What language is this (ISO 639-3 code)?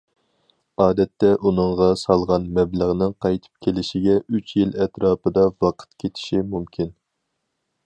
uig